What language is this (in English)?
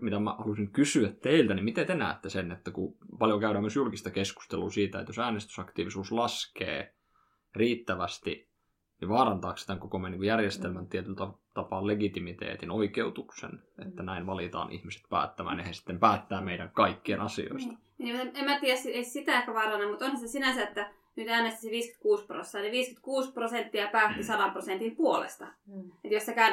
Finnish